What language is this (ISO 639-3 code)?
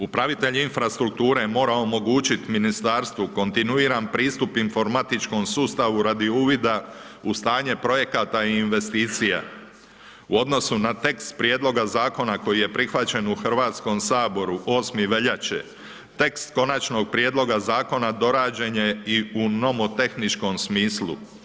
hrv